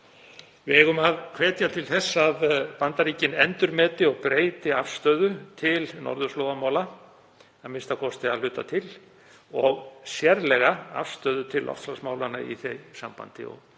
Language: Icelandic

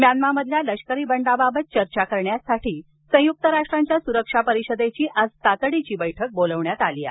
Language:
Marathi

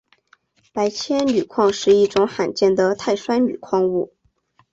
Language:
Chinese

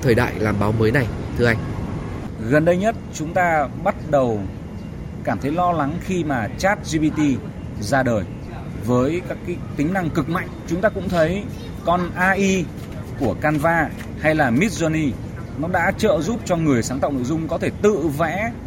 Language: Vietnamese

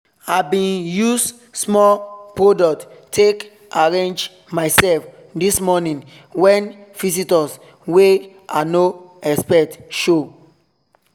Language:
Nigerian Pidgin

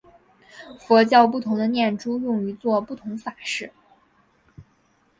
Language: Chinese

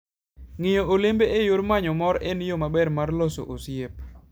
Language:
Luo (Kenya and Tanzania)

